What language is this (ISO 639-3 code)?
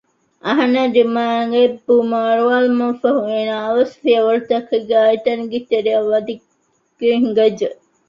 div